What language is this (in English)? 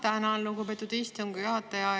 Estonian